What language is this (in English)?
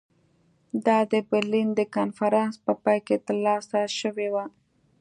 Pashto